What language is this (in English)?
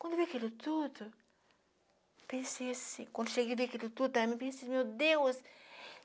Portuguese